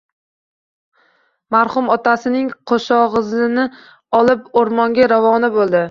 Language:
Uzbek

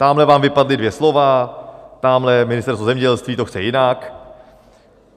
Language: Czech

